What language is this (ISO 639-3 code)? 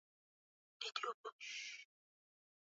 swa